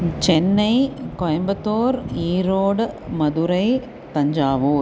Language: Sanskrit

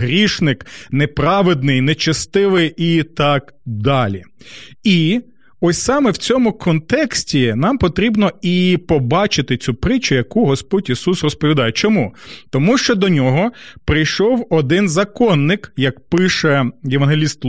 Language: Ukrainian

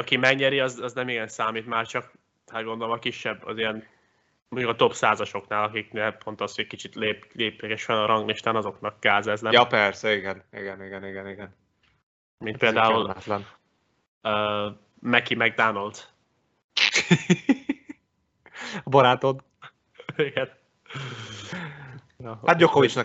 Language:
Hungarian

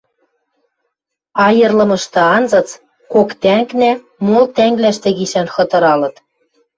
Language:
Western Mari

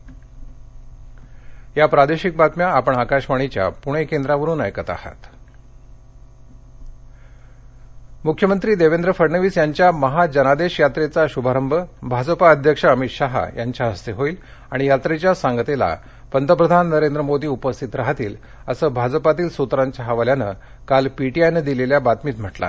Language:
Marathi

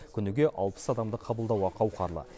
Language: Kazakh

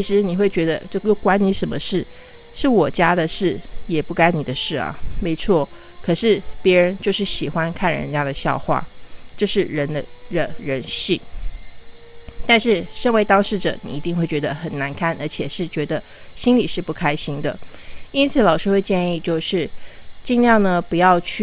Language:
Chinese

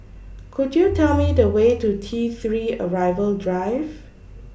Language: English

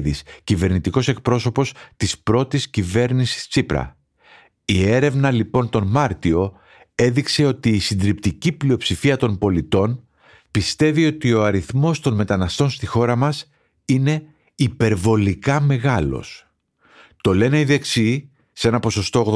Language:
Greek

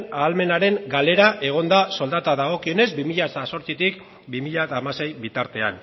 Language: Basque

